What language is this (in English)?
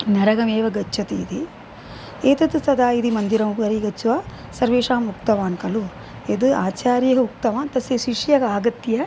Sanskrit